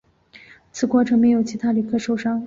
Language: Chinese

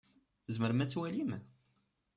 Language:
Kabyle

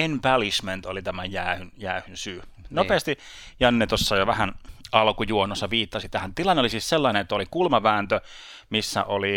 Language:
Finnish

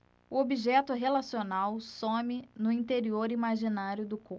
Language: Portuguese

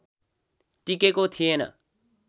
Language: Nepali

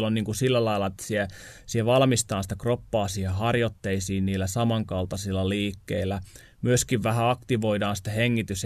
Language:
Finnish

